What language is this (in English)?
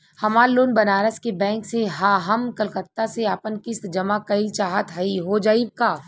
Bhojpuri